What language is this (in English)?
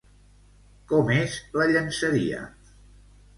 Catalan